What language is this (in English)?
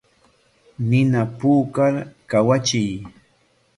Corongo Ancash Quechua